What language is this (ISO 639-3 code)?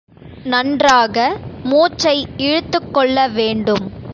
tam